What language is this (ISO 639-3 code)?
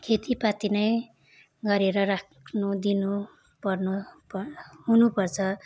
nep